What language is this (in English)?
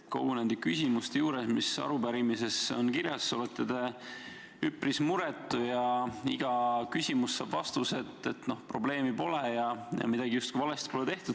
Estonian